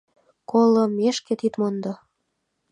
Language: Mari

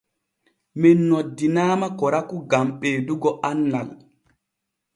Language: Borgu Fulfulde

